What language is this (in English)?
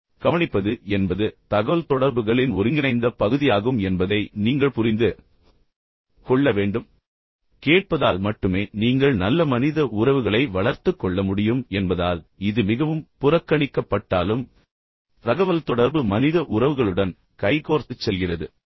Tamil